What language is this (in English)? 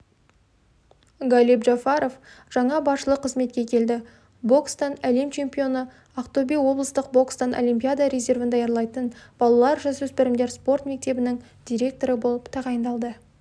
Kazakh